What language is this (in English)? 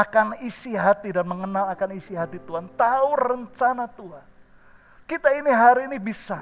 Indonesian